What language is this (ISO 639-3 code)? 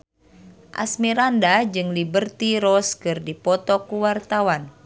sun